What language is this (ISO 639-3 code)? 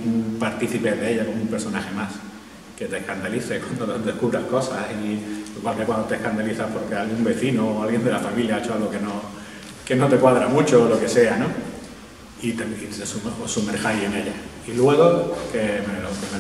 spa